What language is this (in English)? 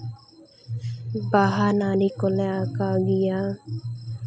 Santali